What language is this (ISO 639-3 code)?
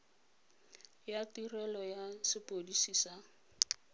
tsn